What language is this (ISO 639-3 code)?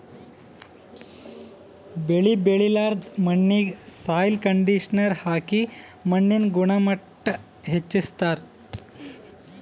kan